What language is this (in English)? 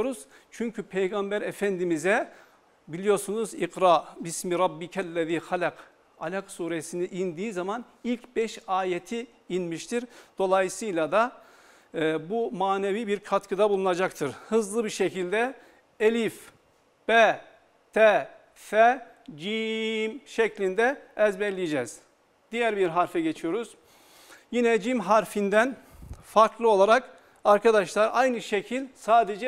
Turkish